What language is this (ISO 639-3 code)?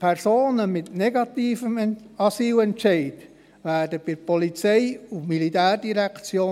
gsw